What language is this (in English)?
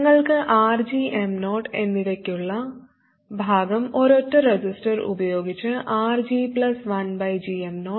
Malayalam